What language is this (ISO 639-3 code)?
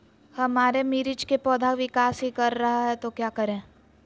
mag